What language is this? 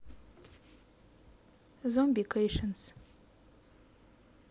Russian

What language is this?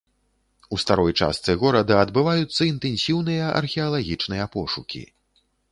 Belarusian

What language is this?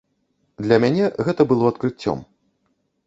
Belarusian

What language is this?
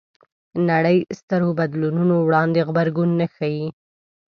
Pashto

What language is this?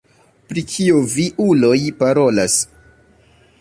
Esperanto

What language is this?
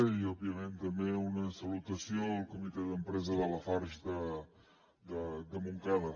Catalan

